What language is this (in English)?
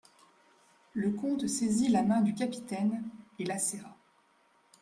French